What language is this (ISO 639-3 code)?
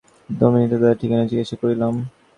ben